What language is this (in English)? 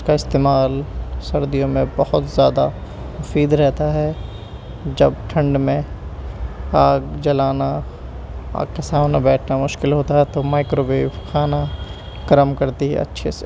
Urdu